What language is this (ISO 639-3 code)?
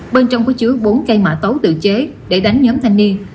vie